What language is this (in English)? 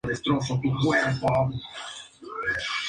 Spanish